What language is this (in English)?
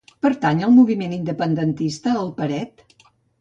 Catalan